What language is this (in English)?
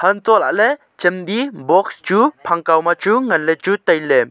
Wancho Naga